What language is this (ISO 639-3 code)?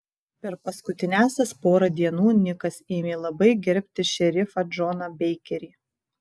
lit